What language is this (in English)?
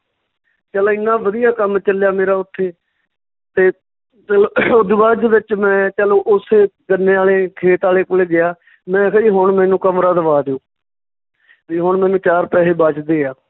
Punjabi